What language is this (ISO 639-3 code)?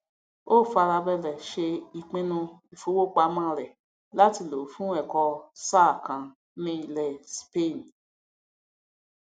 yor